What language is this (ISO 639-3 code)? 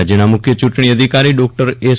guj